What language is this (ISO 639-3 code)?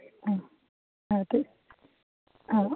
mal